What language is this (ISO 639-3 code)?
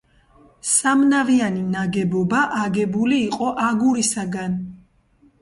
kat